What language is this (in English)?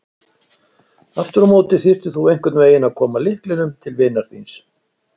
Icelandic